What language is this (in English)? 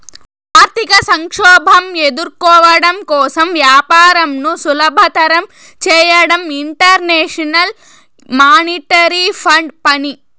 Telugu